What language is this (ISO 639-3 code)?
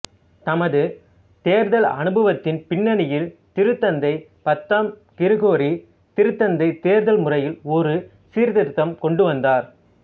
tam